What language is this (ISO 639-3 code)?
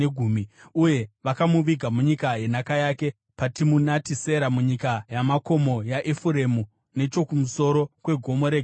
sna